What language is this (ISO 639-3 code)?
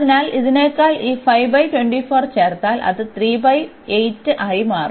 mal